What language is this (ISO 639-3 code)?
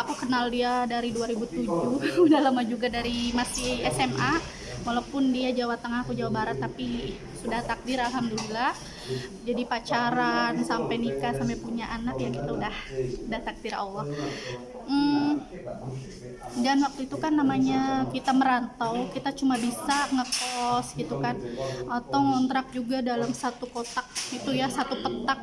ind